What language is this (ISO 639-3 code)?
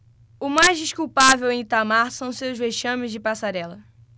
por